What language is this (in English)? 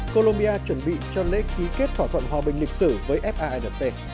Vietnamese